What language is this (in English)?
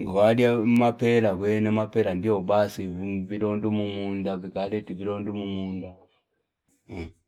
Fipa